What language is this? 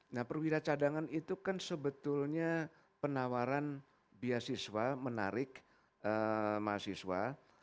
Indonesian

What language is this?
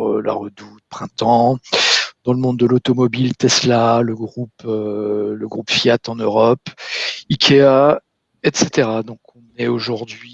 French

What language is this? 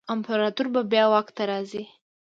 Pashto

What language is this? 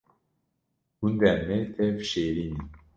Kurdish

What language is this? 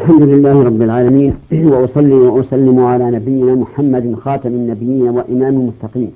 Arabic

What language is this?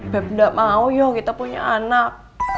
Indonesian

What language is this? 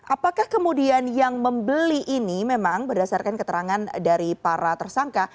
Indonesian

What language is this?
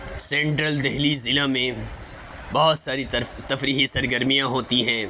Urdu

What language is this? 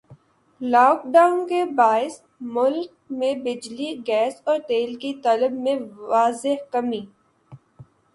Urdu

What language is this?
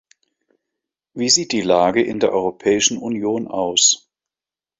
German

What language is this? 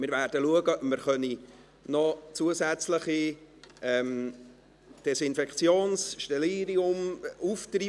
Swiss German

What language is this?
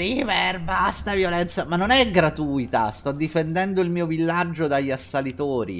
Italian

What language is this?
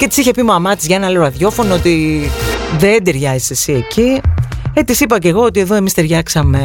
Greek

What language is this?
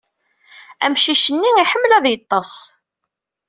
Kabyle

